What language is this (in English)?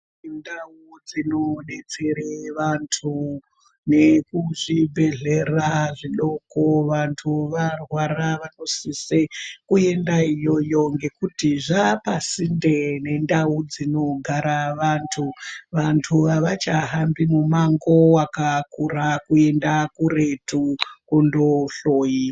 Ndau